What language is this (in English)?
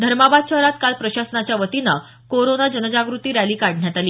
Marathi